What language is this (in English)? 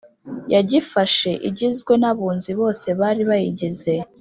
Kinyarwanda